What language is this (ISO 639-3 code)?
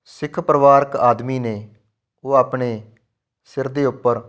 pan